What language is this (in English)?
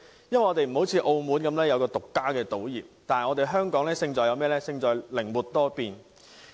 Cantonese